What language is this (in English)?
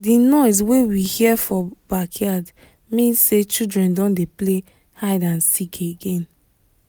Nigerian Pidgin